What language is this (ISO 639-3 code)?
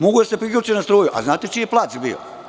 srp